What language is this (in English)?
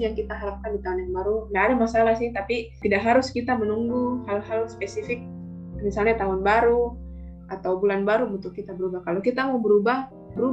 Indonesian